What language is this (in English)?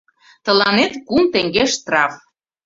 Mari